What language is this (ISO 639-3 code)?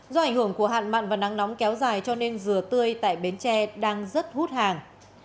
vie